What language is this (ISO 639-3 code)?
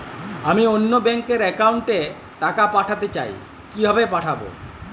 ben